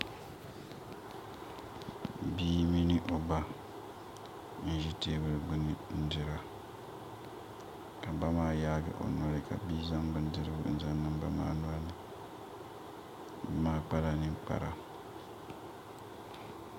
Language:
Dagbani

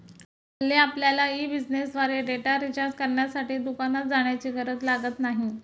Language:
Marathi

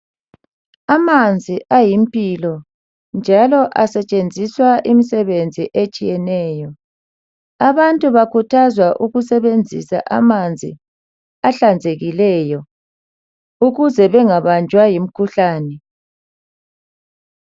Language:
North Ndebele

